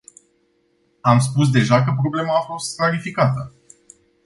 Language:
Romanian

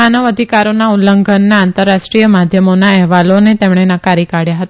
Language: Gujarati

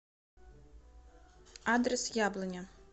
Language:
Russian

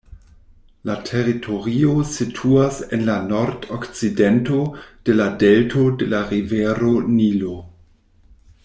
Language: Esperanto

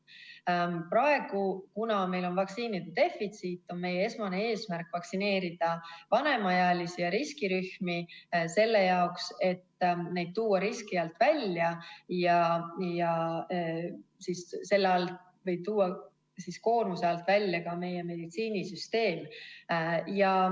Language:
Estonian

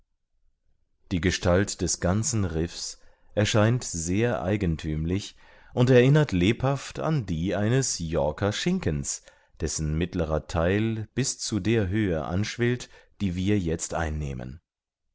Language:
German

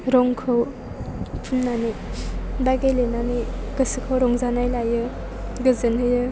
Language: Bodo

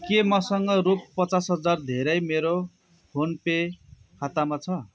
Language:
Nepali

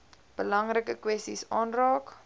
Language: Afrikaans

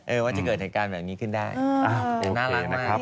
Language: Thai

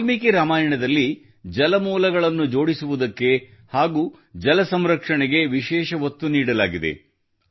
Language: Kannada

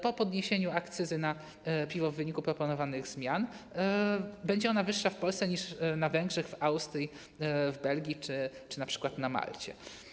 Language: Polish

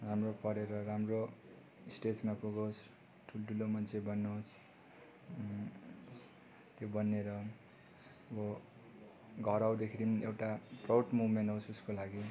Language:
Nepali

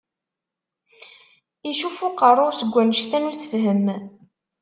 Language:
Kabyle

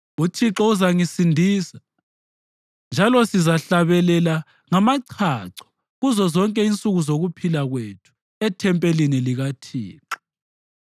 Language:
North Ndebele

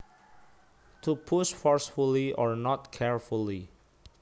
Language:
Javanese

